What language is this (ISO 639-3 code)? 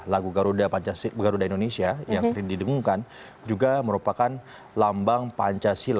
ind